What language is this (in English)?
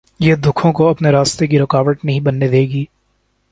Urdu